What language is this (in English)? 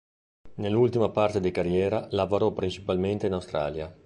Italian